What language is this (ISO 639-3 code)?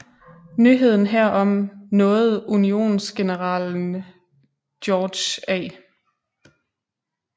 dan